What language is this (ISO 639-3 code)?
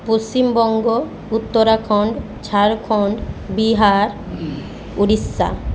ben